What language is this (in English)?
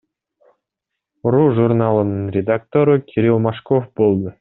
Kyrgyz